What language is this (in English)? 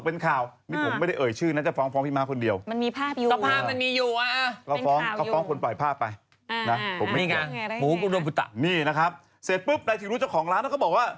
Thai